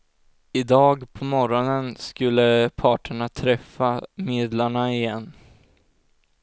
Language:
Swedish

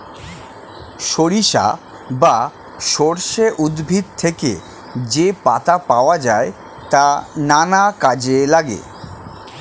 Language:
Bangla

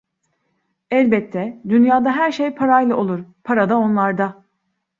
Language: Turkish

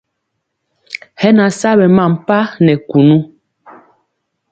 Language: Mpiemo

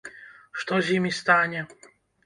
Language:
Belarusian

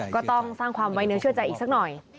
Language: Thai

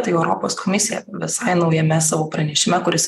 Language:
Lithuanian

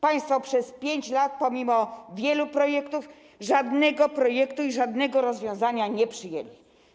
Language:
Polish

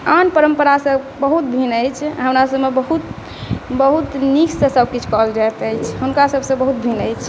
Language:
Maithili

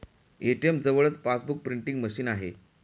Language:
Marathi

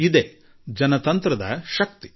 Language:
Kannada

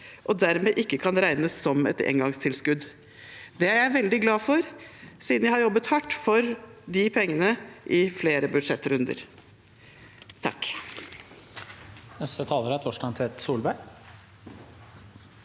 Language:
Norwegian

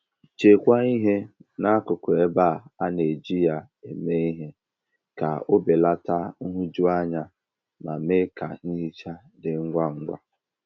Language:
Igbo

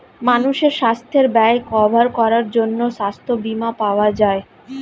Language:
Bangla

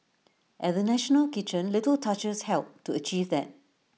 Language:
English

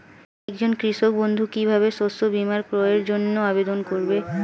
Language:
Bangla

